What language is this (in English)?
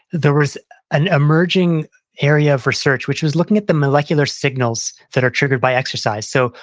English